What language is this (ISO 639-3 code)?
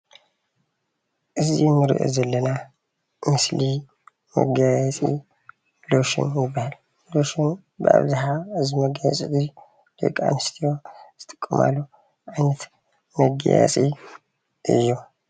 tir